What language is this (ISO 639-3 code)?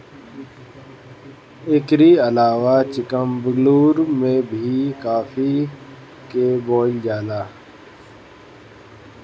bho